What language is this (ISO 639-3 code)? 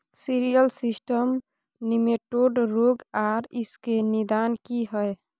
mai